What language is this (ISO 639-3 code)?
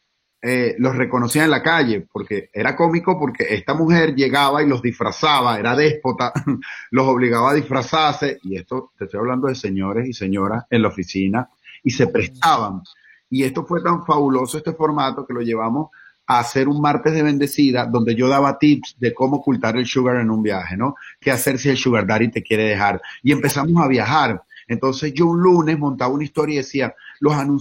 spa